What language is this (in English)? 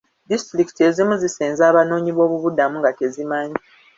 Ganda